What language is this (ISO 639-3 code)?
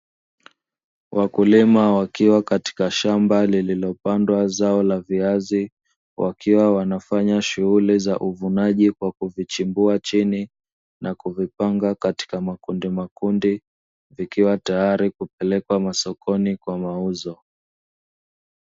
swa